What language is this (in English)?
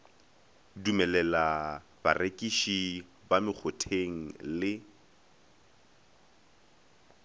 Northern Sotho